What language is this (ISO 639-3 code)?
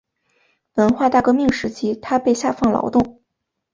zho